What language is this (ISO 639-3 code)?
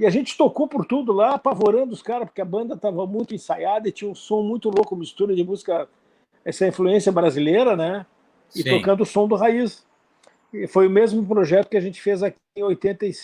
por